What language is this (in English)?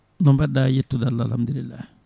Fula